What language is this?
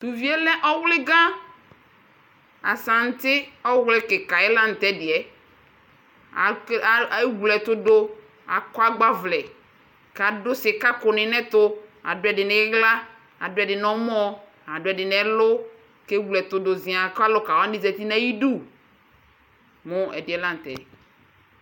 Ikposo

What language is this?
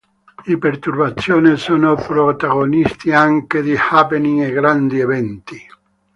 Italian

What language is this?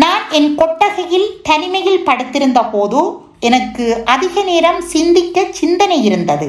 Tamil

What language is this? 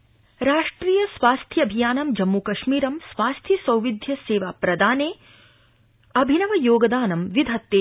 Sanskrit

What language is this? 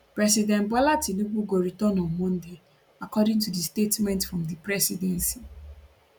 Nigerian Pidgin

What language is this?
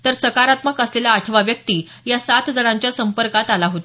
Marathi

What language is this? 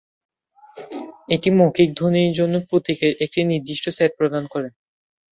Bangla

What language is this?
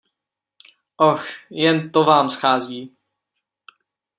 Czech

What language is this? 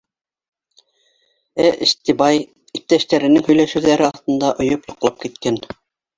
Bashkir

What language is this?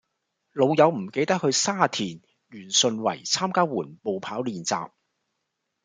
Cantonese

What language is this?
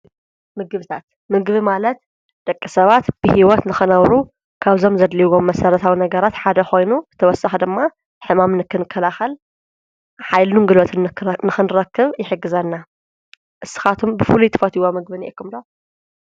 Tigrinya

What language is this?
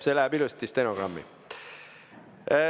Estonian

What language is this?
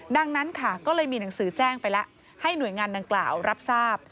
Thai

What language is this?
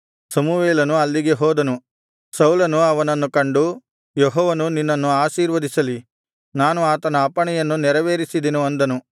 Kannada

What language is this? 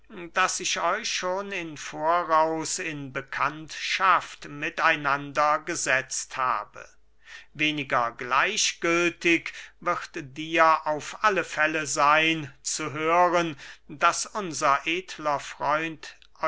German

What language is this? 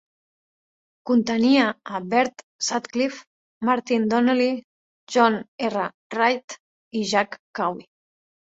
Catalan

